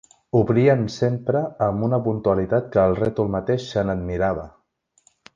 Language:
Catalan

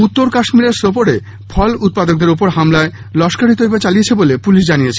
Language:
Bangla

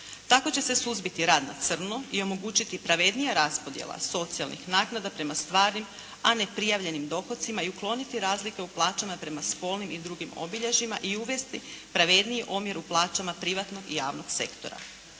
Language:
Croatian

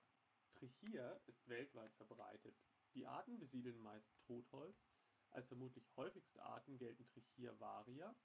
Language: German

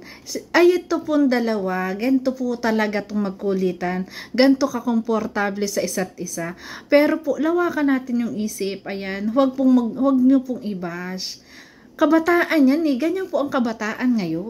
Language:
Filipino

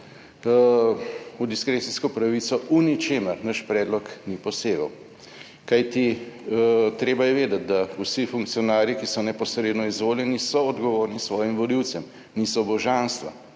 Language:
Slovenian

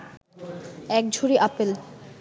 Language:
Bangla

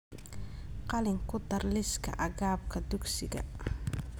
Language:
Somali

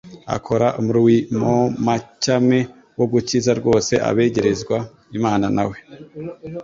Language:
Kinyarwanda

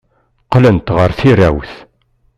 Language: Kabyle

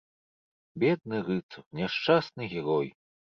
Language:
Belarusian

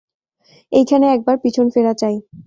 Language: Bangla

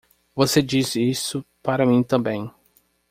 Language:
Portuguese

